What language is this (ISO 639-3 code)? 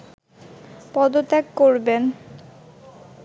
ben